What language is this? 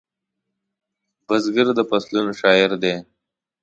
Pashto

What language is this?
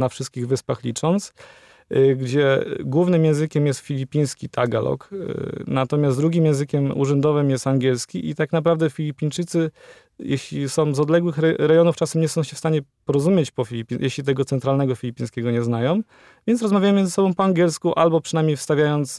Polish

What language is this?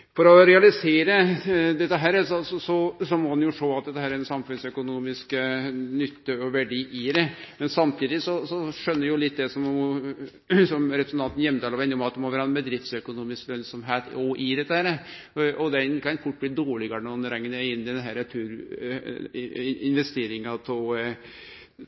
Norwegian Nynorsk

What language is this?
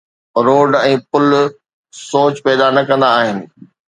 Sindhi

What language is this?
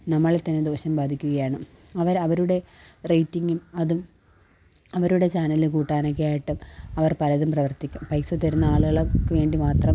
Malayalam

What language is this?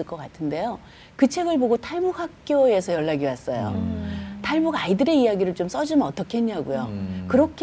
Korean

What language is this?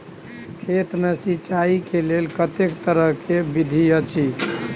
Maithili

